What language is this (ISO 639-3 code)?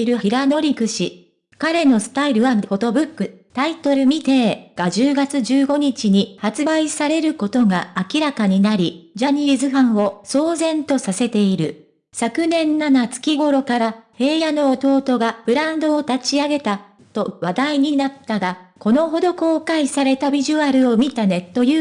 jpn